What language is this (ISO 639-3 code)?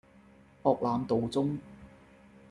yue